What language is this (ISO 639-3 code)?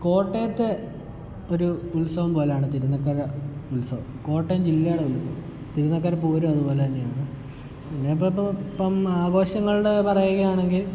mal